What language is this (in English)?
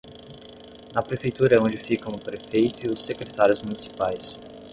Portuguese